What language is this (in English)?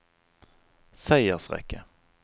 Norwegian